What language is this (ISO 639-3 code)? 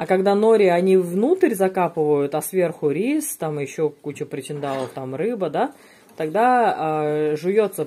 rus